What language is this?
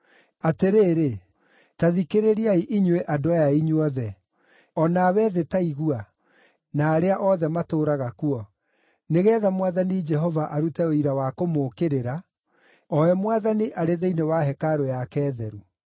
Kikuyu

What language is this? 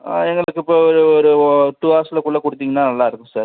Tamil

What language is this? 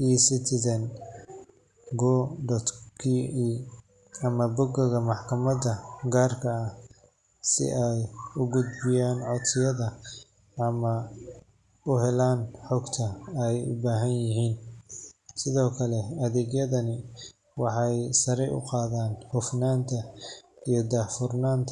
Somali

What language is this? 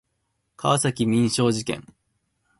Japanese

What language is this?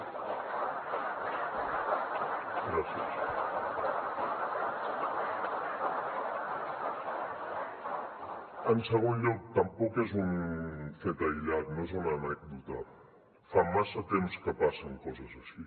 Catalan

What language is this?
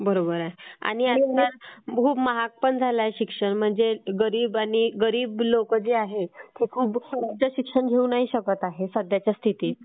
Marathi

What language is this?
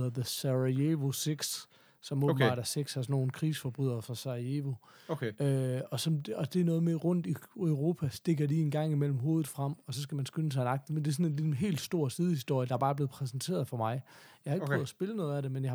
Danish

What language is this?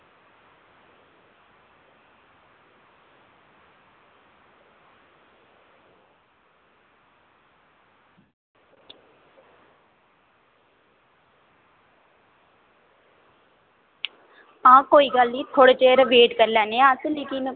Dogri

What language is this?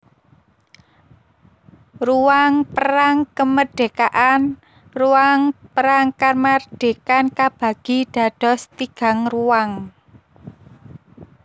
Javanese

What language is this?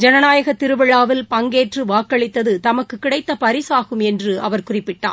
Tamil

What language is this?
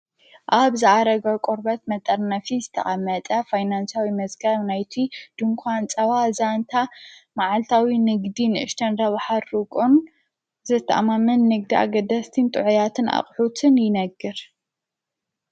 Tigrinya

